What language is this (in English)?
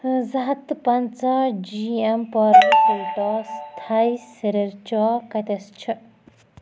Kashmiri